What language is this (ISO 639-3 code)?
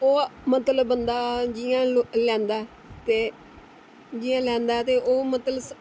doi